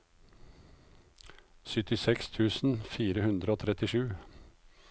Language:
Norwegian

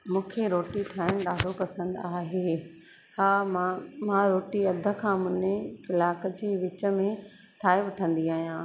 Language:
Sindhi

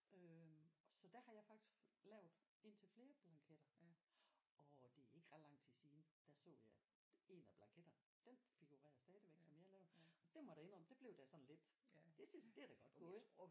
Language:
Danish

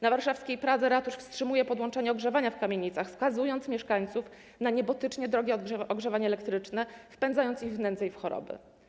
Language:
Polish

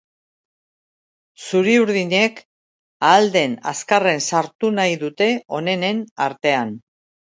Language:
Basque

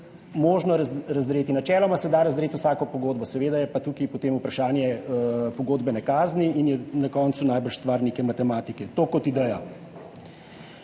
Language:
Slovenian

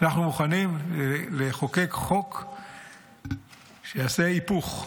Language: Hebrew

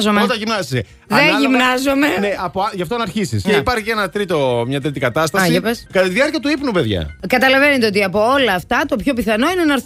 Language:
Greek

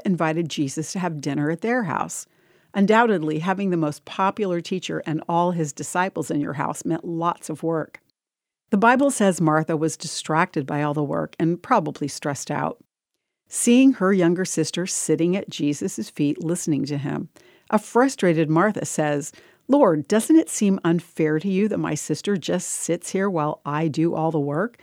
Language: English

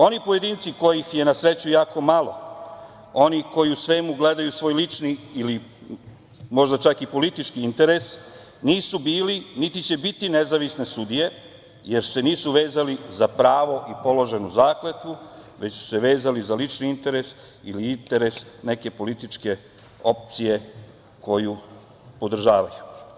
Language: Serbian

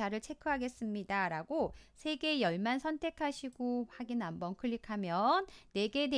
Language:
Korean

